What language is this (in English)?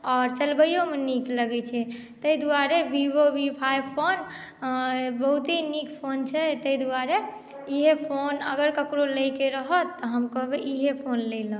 Maithili